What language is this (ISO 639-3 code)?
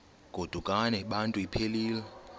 xho